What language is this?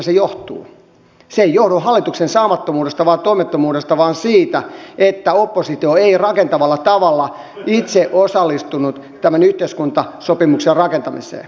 Finnish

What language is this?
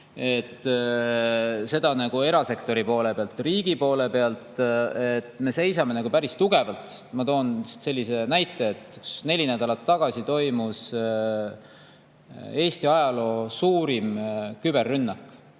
Estonian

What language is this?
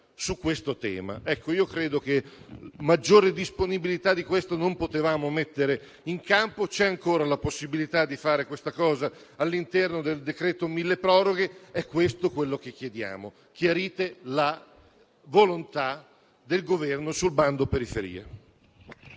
Italian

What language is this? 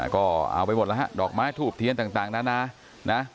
Thai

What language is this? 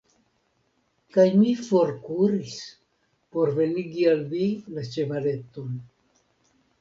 Esperanto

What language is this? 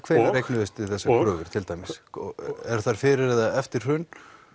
Icelandic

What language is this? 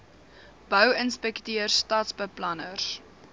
Afrikaans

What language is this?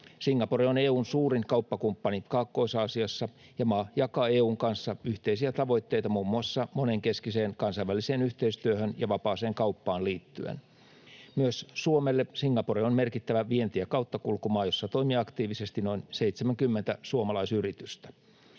Finnish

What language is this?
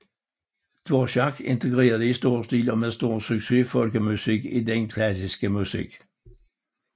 Danish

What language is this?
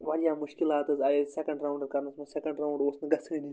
Kashmiri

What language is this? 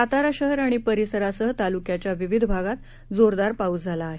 Marathi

